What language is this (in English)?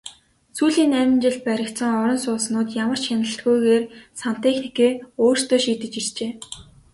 Mongolian